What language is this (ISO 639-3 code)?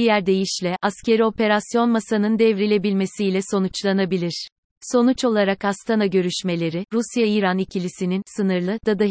tur